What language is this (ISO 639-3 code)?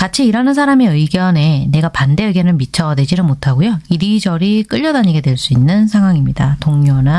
kor